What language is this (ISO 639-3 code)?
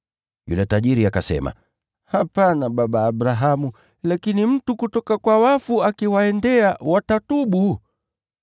swa